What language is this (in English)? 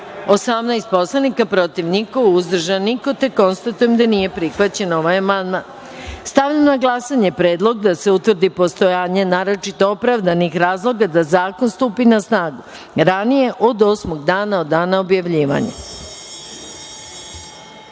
Serbian